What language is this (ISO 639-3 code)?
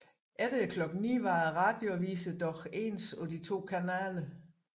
dan